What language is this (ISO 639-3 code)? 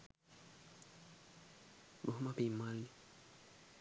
sin